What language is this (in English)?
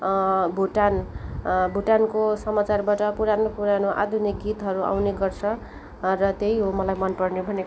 Nepali